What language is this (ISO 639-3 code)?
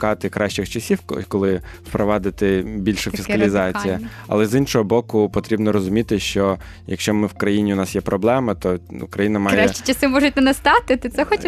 ukr